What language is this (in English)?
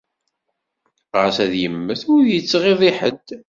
Kabyle